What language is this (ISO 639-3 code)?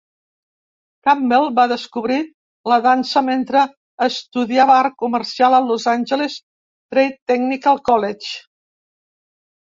cat